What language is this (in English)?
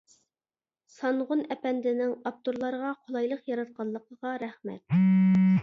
Uyghur